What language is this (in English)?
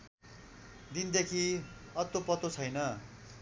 Nepali